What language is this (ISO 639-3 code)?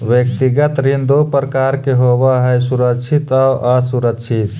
mag